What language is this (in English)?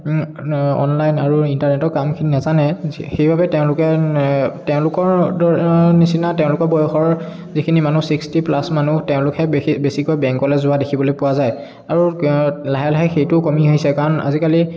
Assamese